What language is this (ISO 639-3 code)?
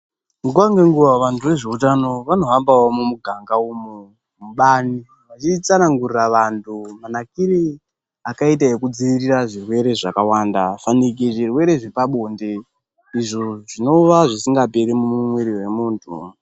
ndc